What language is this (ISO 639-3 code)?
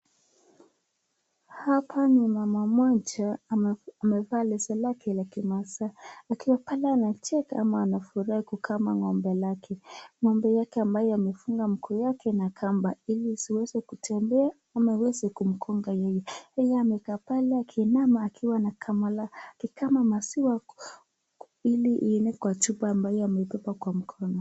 swa